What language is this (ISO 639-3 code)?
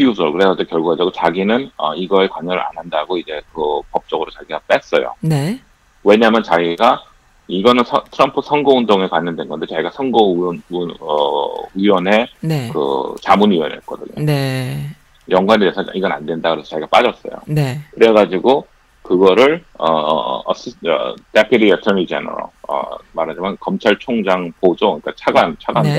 kor